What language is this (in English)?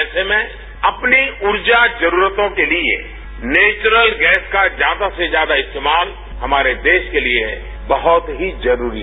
Hindi